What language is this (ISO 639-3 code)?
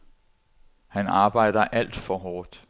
dan